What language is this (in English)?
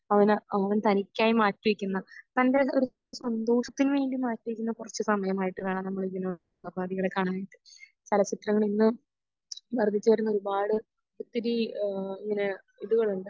Malayalam